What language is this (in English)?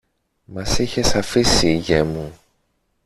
Greek